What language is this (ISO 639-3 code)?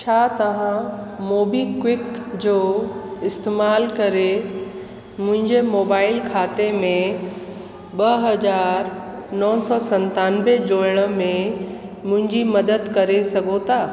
snd